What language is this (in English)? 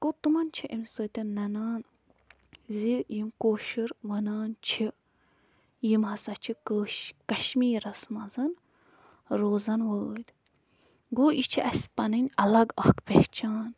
Kashmiri